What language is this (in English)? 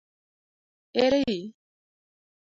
Luo (Kenya and Tanzania)